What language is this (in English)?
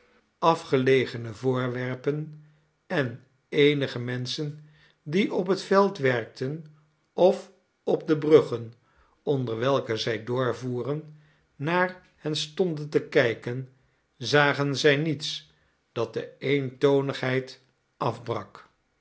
Dutch